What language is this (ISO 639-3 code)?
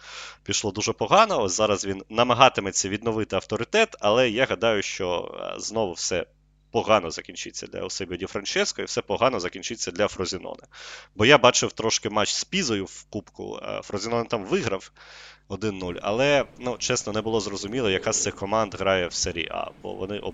ukr